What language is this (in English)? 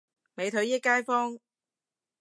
Cantonese